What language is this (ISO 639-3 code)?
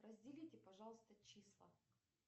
rus